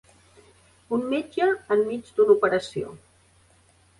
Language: Catalan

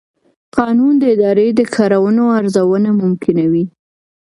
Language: Pashto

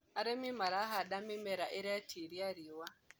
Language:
Kikuyu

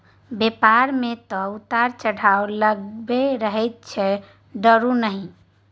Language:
Maithili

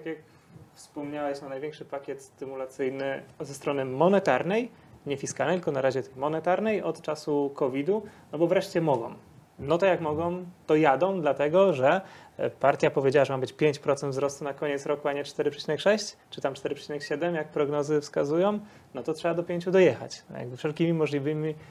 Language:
Polish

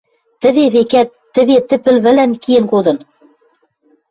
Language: Western Mari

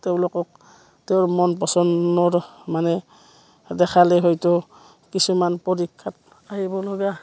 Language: Assamese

